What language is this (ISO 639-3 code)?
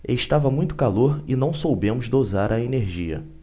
por